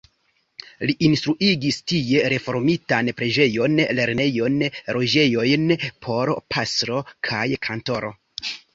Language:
Esperanto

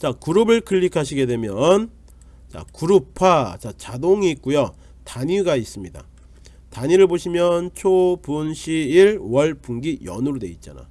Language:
Korean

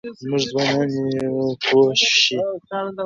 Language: Pashto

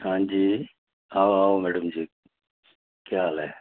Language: Dogri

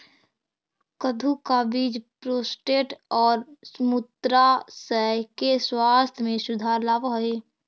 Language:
Magahi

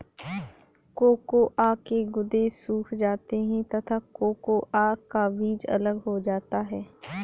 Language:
Hindi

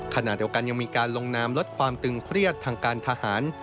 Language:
Thai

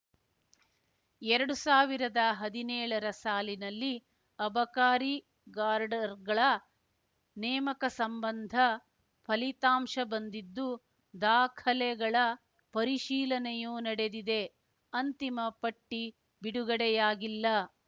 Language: Kannada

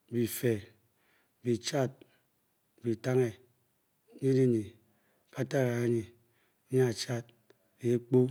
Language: Bokyi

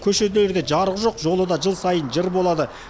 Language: Kazakh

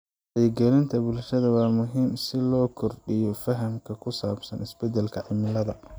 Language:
Somali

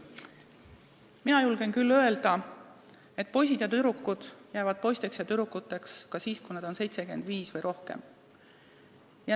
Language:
Estonian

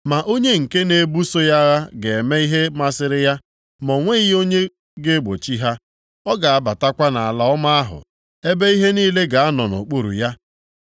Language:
Igbo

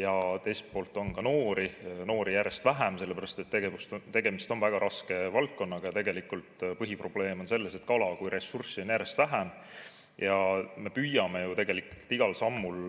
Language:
Estonian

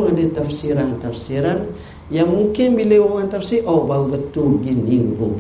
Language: Malay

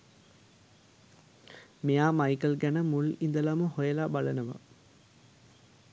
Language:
Sinhala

